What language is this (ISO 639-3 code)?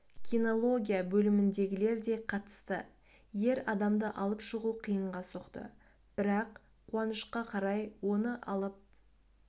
kaz